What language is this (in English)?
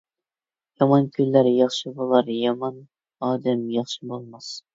Uyghur